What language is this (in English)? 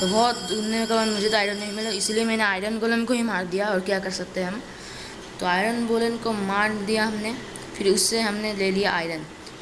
Hindi